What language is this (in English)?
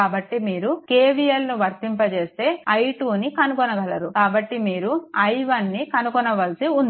Telugu